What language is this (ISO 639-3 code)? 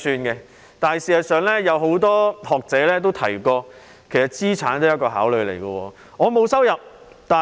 yue